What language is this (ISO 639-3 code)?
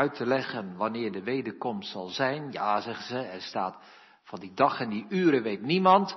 nld